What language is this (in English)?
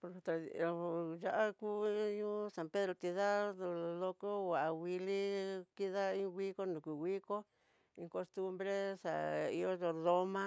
Tidaá Mixtec